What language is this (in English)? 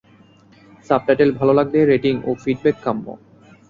Bangla